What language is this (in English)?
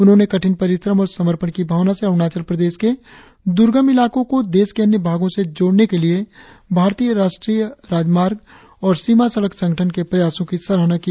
Hindi